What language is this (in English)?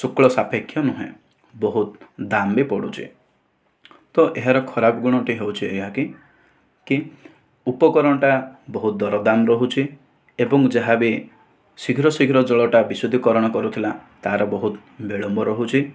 Odia